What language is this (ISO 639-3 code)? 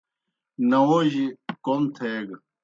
plk